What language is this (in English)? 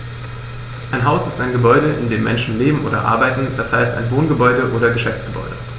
German